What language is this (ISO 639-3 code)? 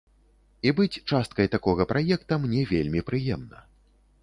bel